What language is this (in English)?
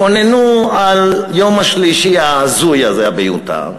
Hebrew